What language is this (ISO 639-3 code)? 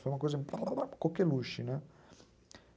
por